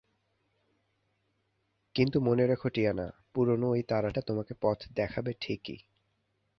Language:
Bangla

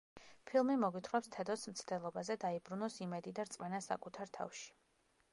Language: Georgian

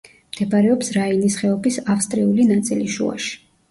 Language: Georgian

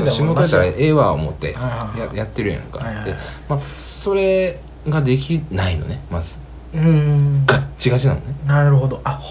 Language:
Japanese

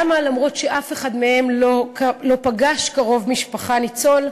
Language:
Hebrew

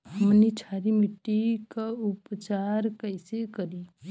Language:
Bhojpuri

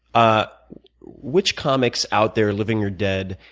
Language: English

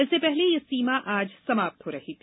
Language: Hindi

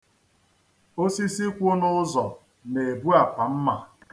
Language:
Igbo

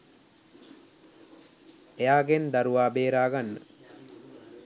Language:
Sinhala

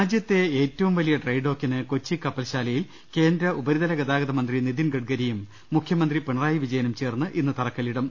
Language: Malayalam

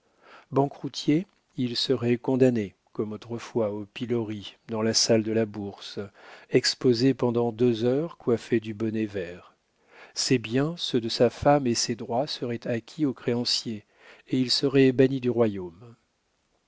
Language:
French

